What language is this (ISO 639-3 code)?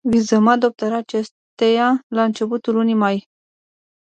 ron